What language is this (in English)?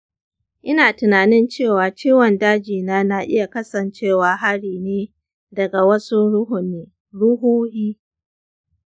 Hausa